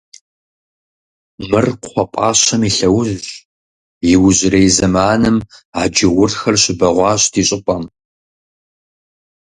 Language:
Kabardian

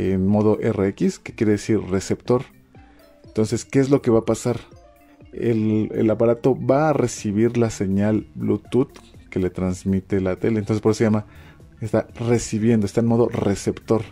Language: Spanish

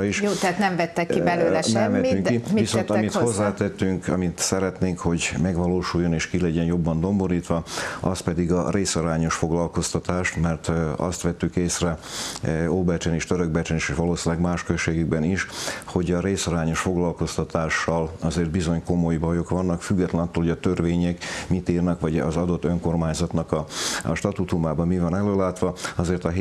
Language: Hungarian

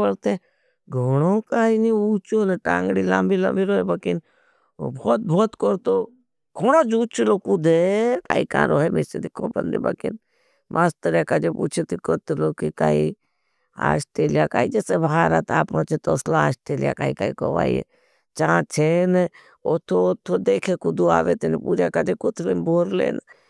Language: Bhili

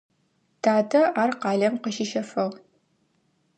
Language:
Adyghe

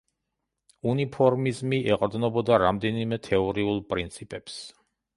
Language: Georgian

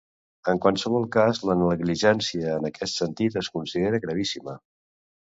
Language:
Catalan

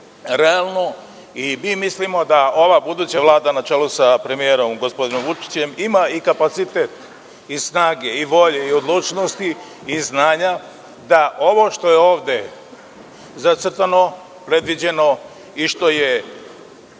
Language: Serbian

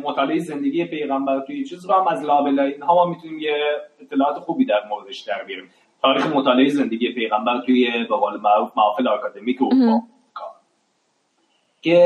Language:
Persian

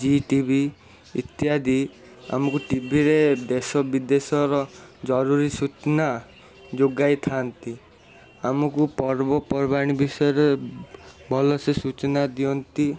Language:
Odia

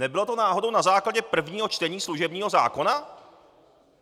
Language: Czech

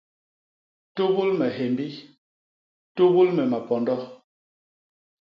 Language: Basaa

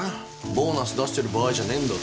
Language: Japanese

